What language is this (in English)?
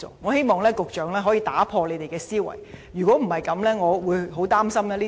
Cantonese